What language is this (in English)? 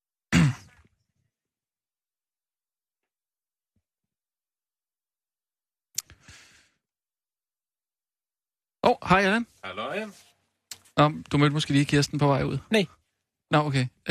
Danish